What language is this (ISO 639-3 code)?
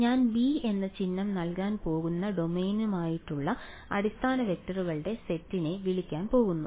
mal